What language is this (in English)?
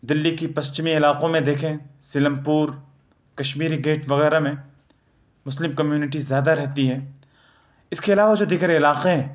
Urdu